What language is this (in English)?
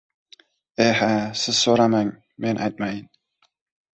Uzbek